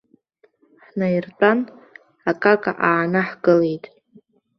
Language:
Abkhazian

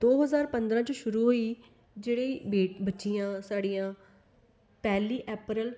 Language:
Dogri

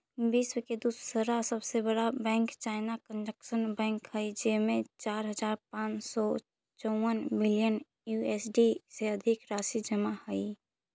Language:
Magahi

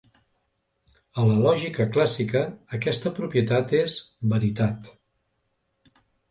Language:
Catalan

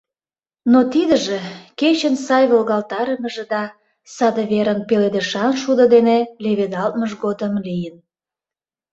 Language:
Mari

